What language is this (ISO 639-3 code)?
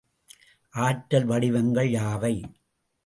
tam